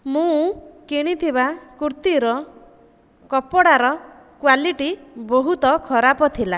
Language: Odia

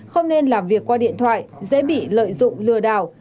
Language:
Vietnamese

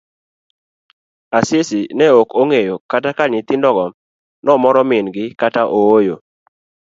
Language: Luo (Kenya and Tanzania)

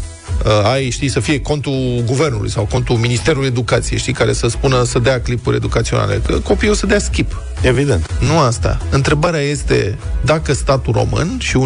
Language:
Romanian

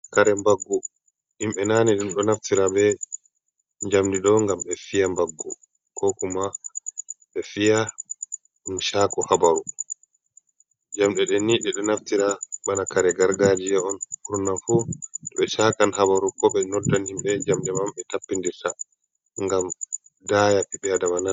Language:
Fula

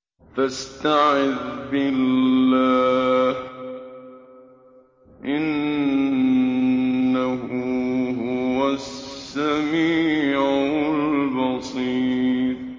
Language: Arabic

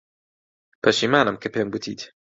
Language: Central Kurdish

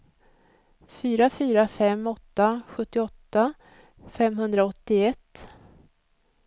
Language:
Swedish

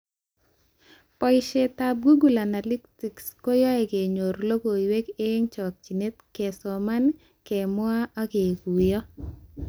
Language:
Kalenjin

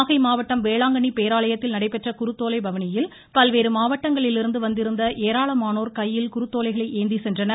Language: Tamil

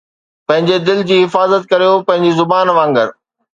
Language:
Sindhi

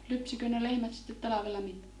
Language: Finnish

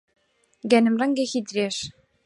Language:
Central Kurdish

